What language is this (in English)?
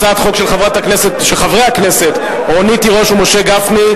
Hebrew